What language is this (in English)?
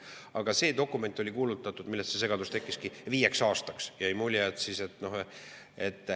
Estonian